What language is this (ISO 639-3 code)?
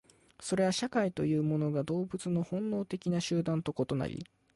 jpn